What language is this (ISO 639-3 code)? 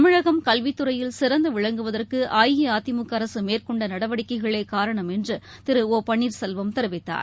tam